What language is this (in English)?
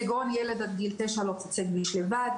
Hebrew